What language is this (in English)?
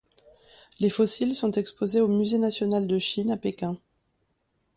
French